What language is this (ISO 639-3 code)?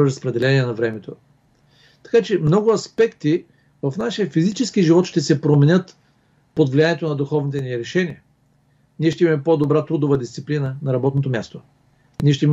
bul